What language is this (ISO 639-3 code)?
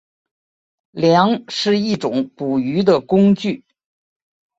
zho